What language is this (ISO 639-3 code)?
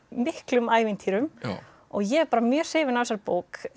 isl